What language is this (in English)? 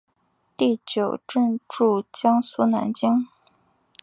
Chinese